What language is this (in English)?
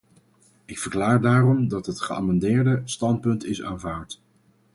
Dutch